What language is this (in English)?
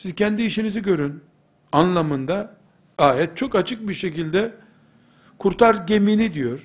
Turkish